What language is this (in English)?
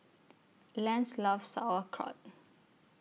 English